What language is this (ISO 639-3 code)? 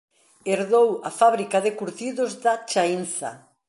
glg